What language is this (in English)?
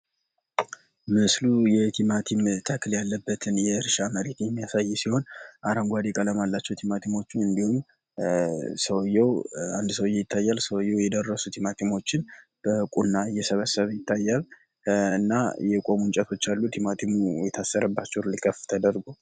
Amharic